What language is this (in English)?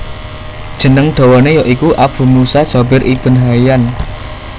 Javanese